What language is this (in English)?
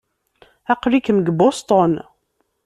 Kabyle